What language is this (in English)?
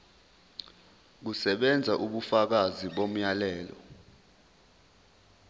Zulu